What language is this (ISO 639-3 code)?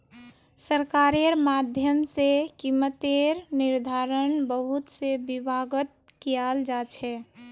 mag